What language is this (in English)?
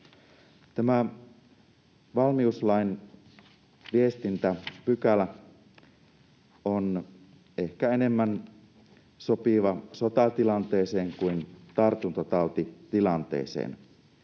Finnish